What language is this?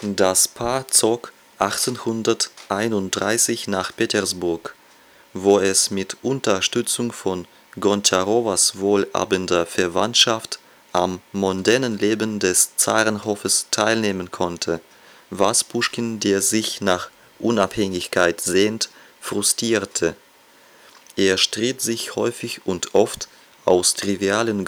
German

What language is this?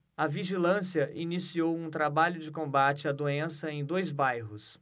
Portuguese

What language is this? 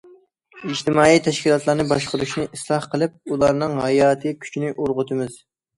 Uyghur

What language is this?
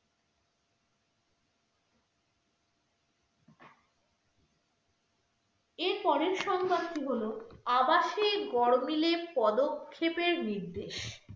Bangla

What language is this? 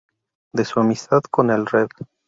Spanish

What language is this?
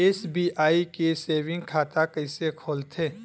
Chhattisgarhi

